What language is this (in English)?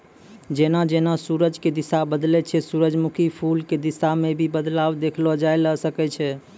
Maithili